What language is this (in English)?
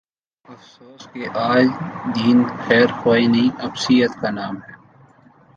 Urdu